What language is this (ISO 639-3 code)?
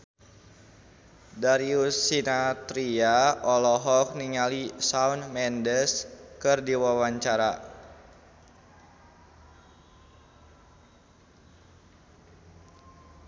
sun